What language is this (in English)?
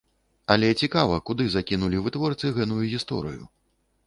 Belarusian